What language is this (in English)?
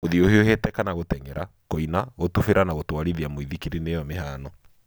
Kikuyu